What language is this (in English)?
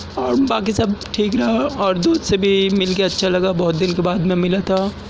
Urdu